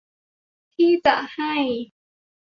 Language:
Thai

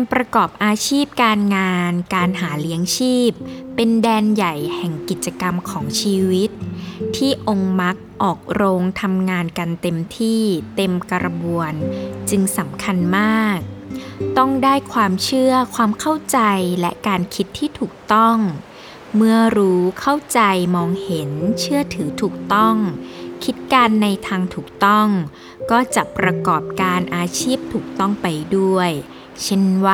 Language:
Thai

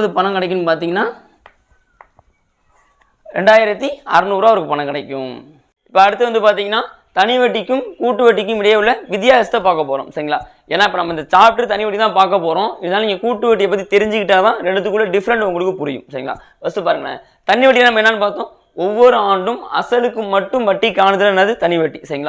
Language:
Tamil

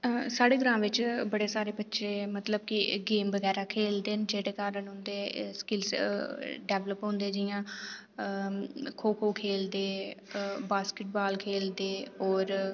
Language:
Dogri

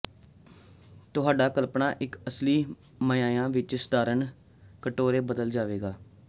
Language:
Punjabi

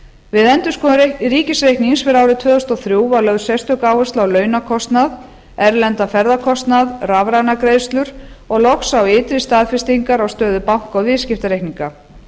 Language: Icelandic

